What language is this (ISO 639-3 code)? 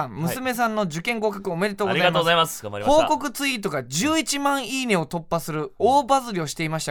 jpn